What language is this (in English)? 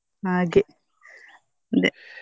Kannada